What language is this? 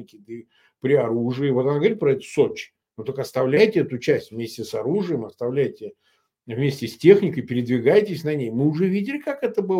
Russian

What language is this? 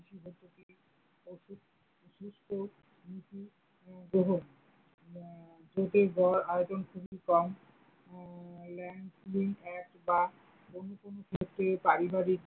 Bangla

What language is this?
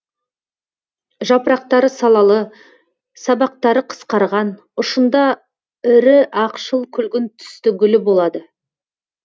Kazakh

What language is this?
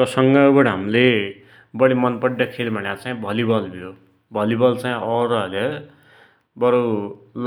Dotyali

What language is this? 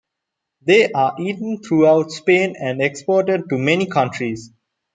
English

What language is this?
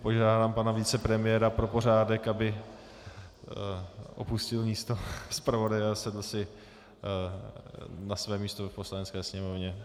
Czech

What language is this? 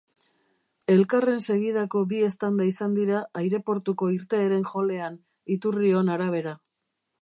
Basque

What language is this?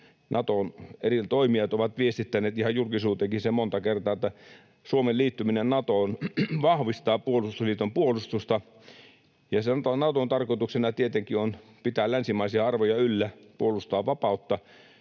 Finnish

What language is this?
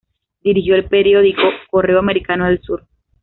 Spanish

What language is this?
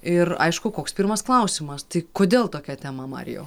Lithuanian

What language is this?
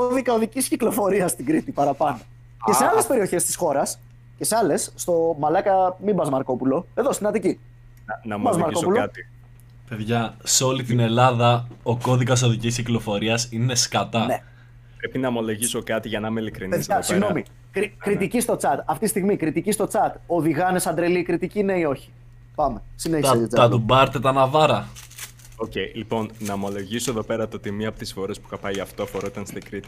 Greek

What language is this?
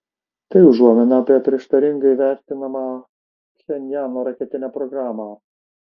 Lithuanian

